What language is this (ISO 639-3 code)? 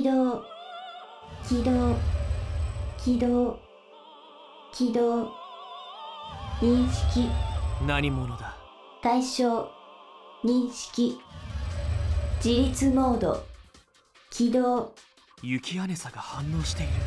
jpn